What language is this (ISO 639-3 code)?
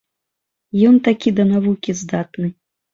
bel